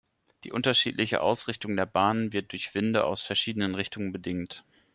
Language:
German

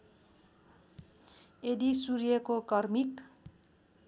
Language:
Nepali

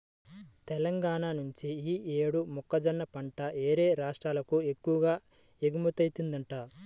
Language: Telugu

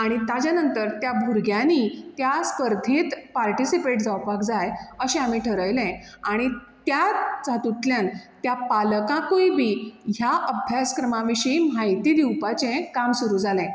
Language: Konkani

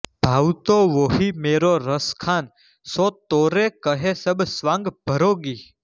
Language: Gujarati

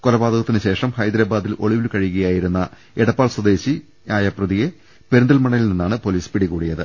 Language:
Malayalam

